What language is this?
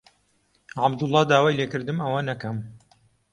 Central Kurdish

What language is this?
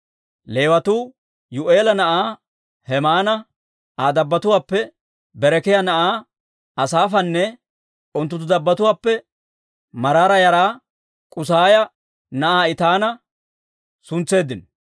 Dawro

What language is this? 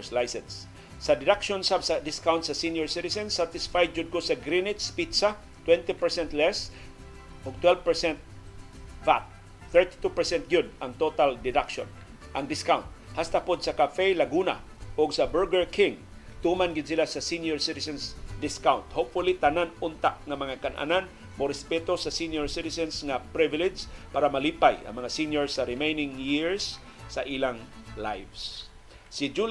Filipino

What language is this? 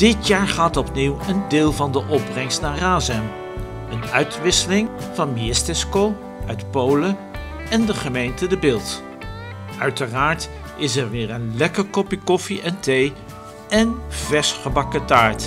Dutch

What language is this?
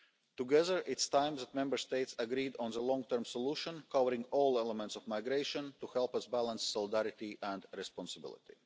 English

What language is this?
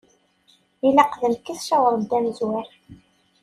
Kabyle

